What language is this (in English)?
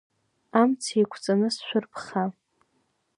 Abkhazian